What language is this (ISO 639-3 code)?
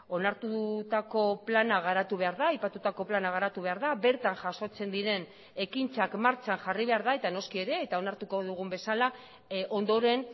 eus